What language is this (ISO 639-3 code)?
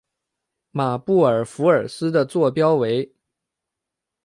zho